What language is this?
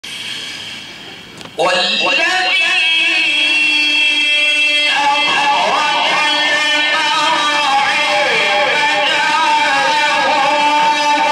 Arabic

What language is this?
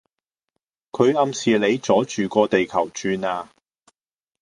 Cantonese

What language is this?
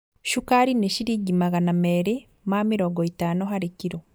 Kikuyu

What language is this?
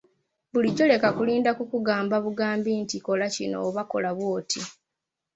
Ganda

